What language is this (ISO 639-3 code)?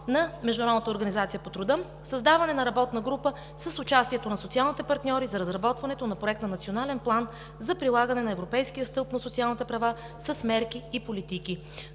bul